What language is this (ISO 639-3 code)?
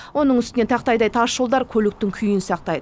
kaz